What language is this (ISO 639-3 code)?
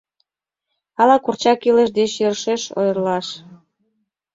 chm